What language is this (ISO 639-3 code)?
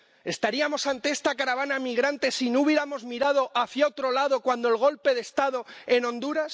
spa